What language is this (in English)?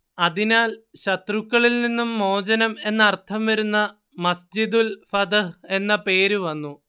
Malayalam